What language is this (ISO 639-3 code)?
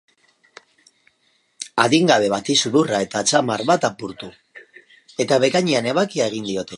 eus